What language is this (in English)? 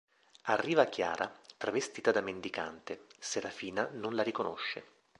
Italian